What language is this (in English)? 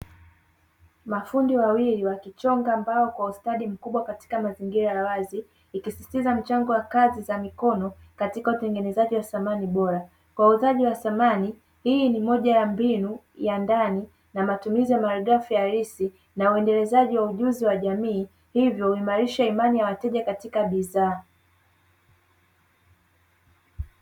Swahili